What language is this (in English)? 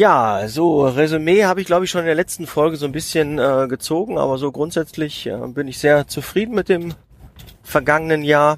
German